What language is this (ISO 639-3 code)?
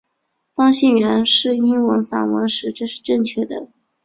zho